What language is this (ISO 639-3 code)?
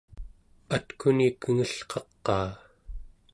esu